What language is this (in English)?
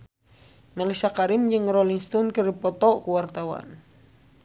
Sundanese